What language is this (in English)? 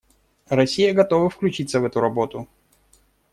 Russian